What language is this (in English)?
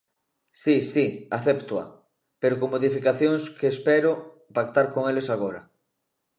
Galician